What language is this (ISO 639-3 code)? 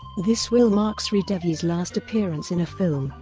eng